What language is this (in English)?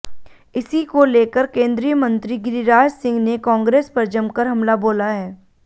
Hindi